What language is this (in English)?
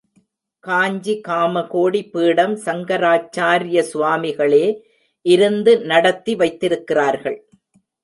Tamil